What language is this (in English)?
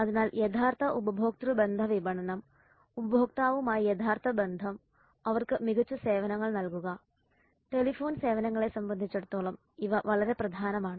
Malayalam